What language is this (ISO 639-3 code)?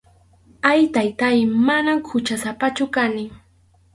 qxu